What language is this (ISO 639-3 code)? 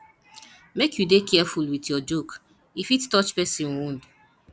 pcm